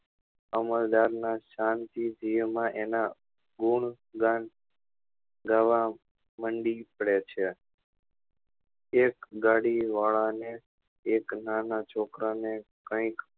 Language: Gujarati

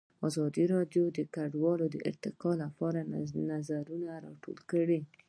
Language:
Pashto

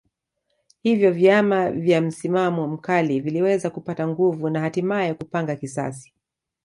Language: Swahili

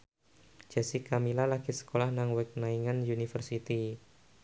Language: Javanese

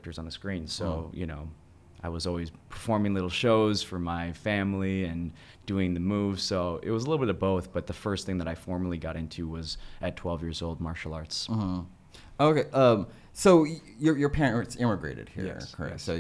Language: English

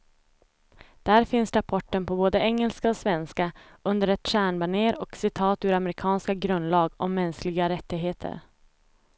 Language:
Swedish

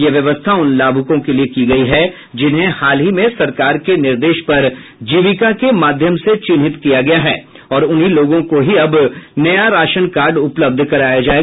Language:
Hindi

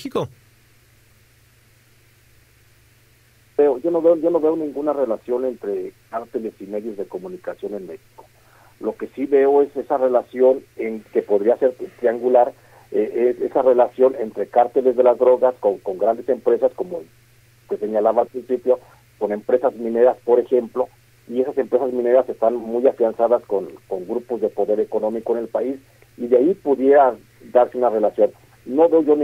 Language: Spanish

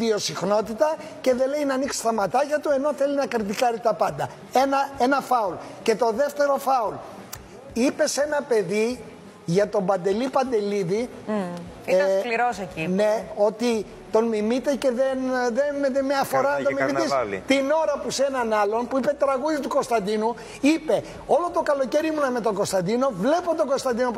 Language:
Greek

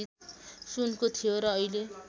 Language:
Nepali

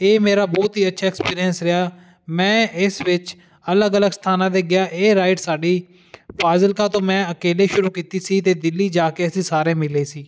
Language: Punjabi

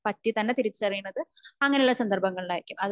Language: Malayalam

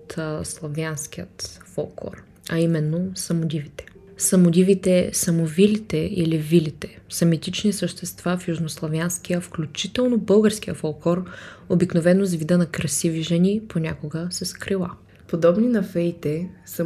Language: Bulgarian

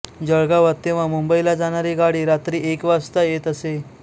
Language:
Marathi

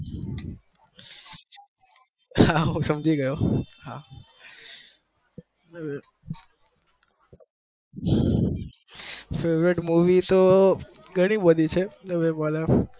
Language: Gujarati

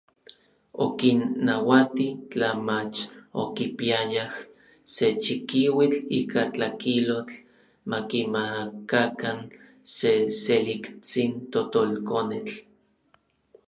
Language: Orizaba Nahuatl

